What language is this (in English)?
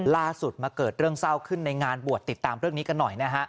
Thai